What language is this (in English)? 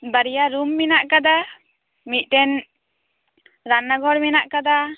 Santali